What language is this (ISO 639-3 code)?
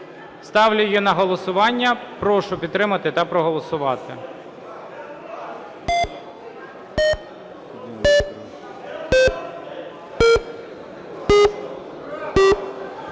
ukr